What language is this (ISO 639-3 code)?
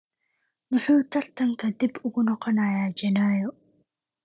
som